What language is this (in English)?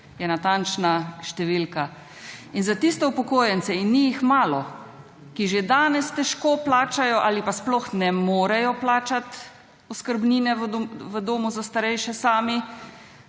Slovenian